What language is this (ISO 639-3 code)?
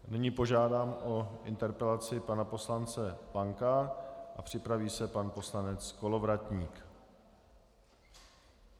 ces